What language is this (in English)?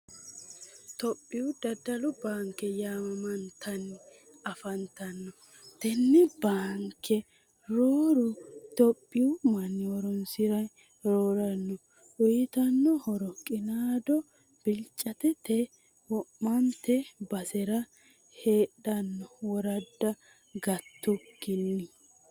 Sidamo